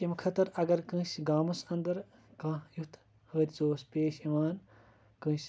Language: Kashmiri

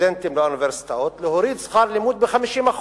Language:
Hebrew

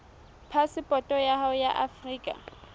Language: Southern Sotho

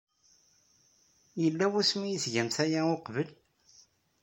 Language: Kabyle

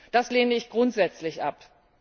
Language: German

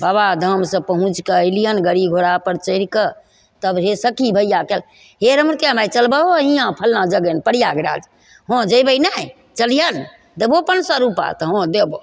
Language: Maithili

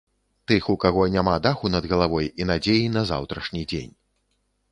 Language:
Belarusian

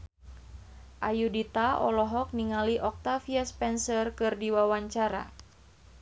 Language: Sundanese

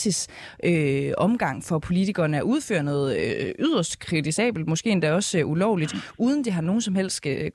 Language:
Danish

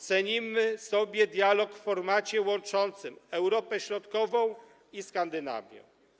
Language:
Polish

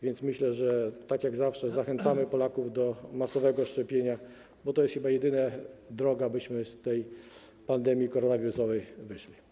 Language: Polish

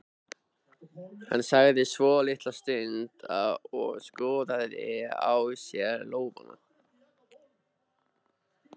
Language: Icelandic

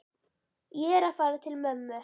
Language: Icelandic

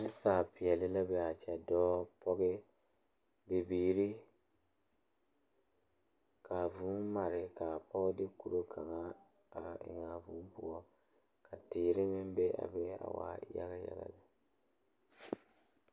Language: Southern Dagaare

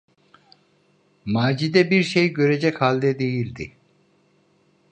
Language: Turkish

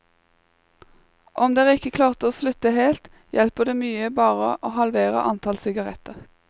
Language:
Norwegian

